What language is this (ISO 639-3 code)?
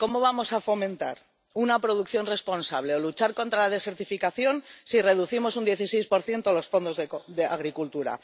spa